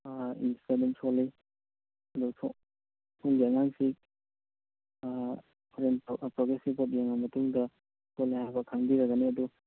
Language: Manipuri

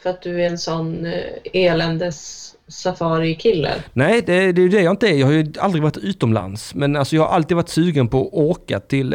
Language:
Swedish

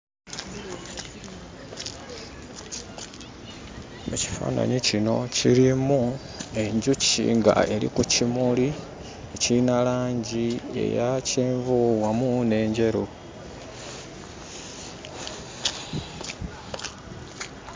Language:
Ganda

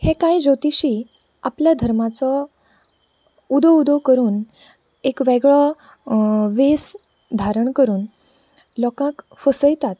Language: Konkani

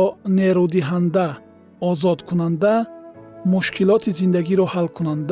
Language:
Persian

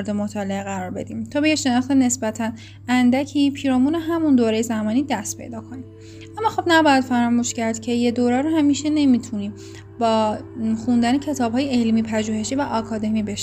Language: Persian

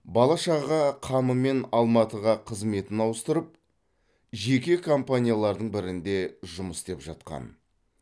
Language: Kazakh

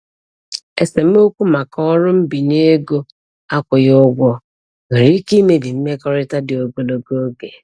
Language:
Igbo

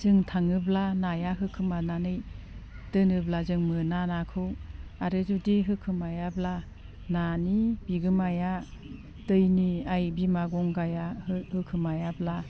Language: Bodo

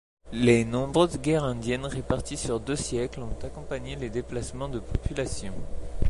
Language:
French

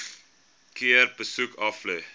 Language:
Afrikaans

